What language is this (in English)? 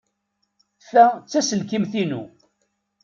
Kabyle